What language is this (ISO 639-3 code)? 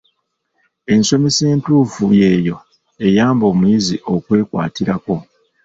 lug